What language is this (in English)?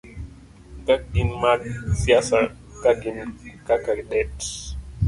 Luo (Kenya and Tanzania)